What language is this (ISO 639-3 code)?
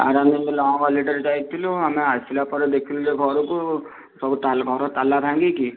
ori